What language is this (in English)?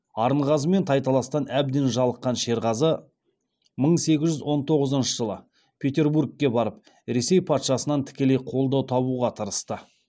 Kazakh